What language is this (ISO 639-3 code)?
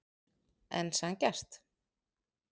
isl